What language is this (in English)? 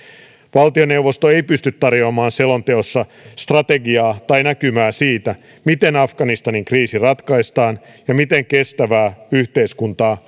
Finnish